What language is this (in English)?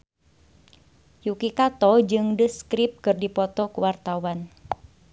Sundanese